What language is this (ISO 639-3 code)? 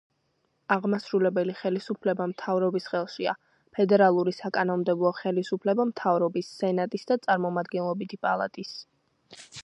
kat